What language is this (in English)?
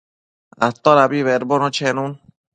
Matsés